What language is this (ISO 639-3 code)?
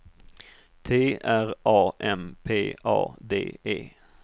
swe